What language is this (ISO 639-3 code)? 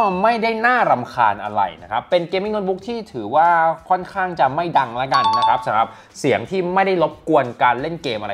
tha